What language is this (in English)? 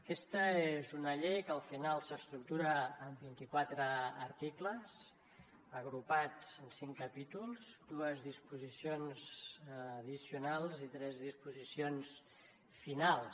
Catalan